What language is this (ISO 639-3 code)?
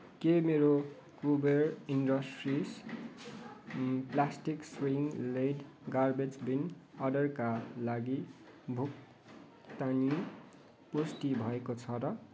nep